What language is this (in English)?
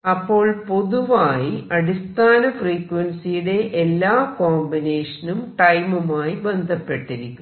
Malayalam